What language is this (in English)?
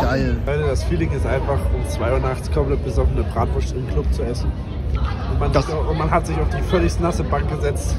German